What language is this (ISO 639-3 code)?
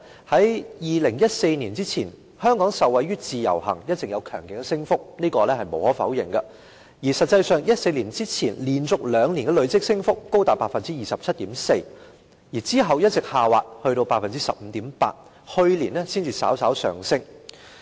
yue